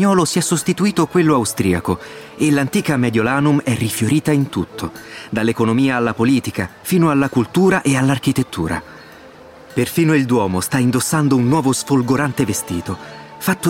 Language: Italian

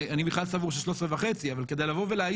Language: Hebrew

